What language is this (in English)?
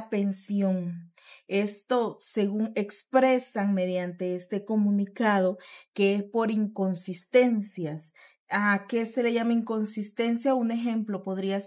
Spanish